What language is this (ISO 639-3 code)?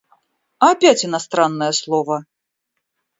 rus